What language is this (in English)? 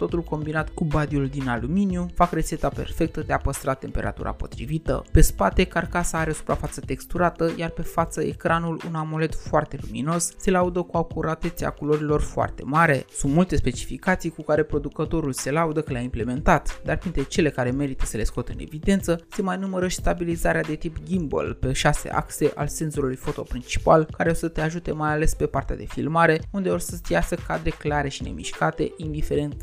Romanian